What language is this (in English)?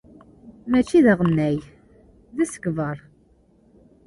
Kabyle